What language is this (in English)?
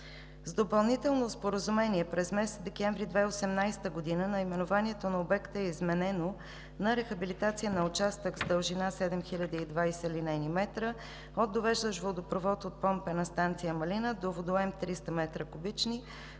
Bulgarian